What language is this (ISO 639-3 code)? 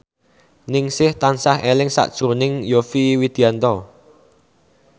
jav